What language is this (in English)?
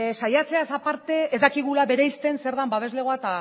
Basque